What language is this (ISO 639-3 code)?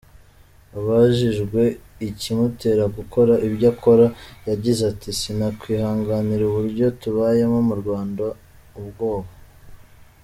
kin